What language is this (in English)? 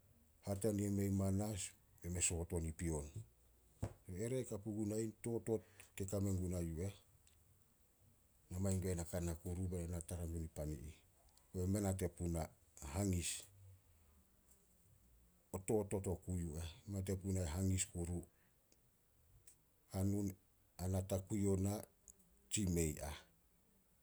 Solos